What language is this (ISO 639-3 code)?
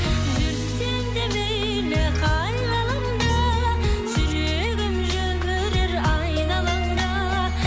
kaz